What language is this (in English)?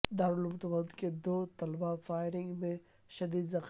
Urdu